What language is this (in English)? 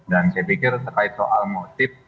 Indonesian